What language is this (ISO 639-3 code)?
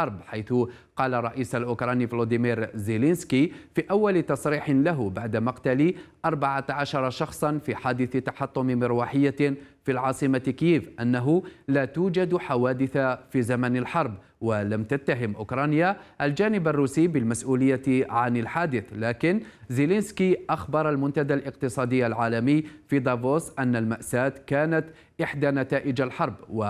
ara